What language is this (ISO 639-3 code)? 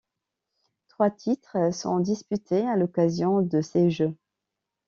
fra